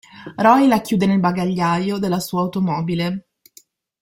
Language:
Italian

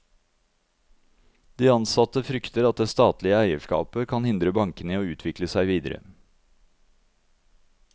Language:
Norwegian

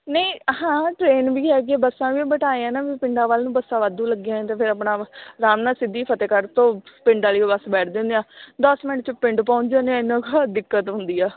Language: Punjabi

